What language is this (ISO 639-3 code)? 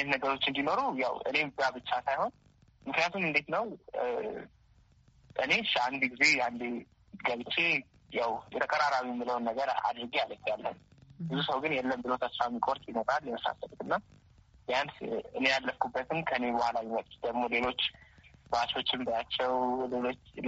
amh